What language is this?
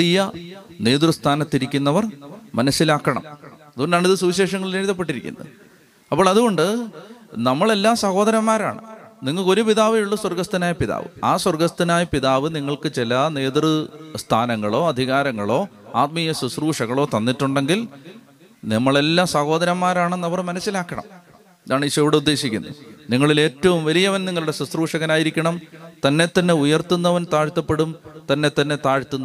Malayalam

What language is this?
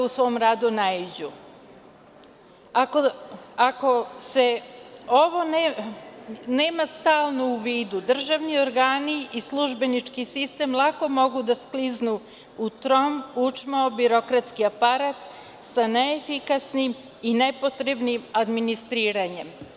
Serbian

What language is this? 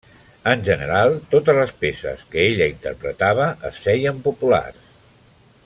Catalan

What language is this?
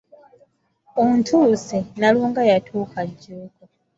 Ganda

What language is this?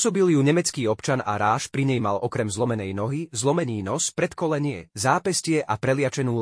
Slovak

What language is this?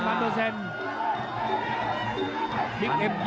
Thai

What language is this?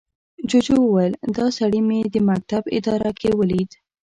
Pashto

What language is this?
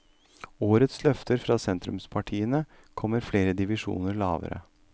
Norwegian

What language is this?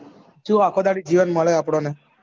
Gujarati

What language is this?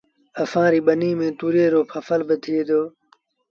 Sindhi Bhil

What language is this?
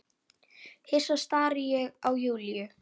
Icelandic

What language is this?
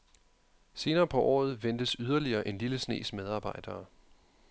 Danish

